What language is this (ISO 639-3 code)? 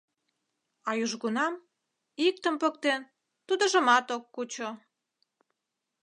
chm